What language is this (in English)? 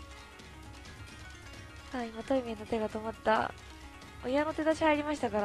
Japanese